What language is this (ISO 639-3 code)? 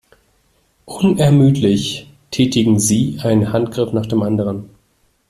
deu